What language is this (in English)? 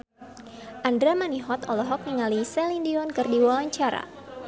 Sundanese